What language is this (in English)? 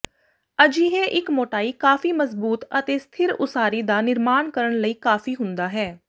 Punjabi